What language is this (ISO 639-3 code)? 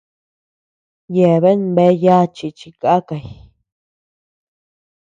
cux